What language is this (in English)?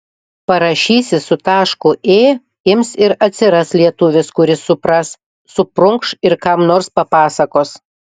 Lithuanian